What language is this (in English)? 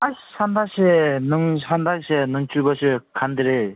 Manipuri